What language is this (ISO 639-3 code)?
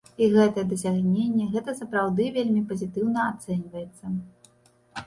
bel